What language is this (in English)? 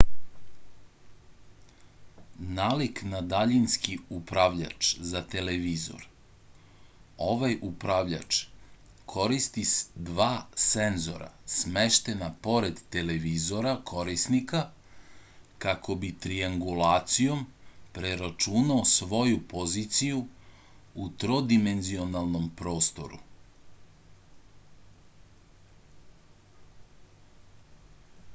Serbian